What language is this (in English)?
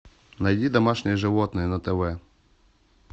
Russian